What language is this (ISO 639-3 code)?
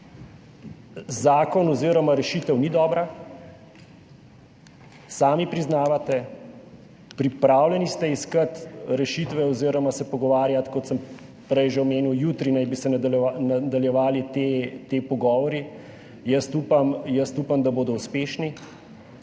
slv